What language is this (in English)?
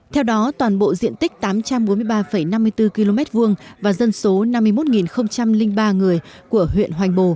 Vietnamese